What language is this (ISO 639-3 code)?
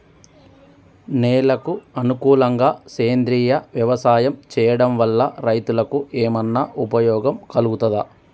tel